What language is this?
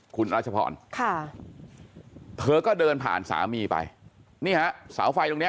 Thai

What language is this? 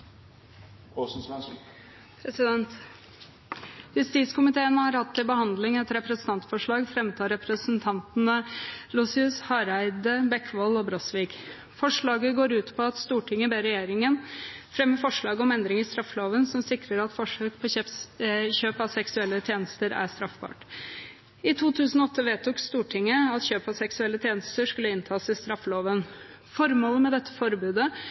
Norwegian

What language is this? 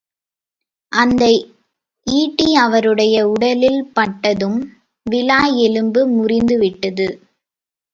Tamil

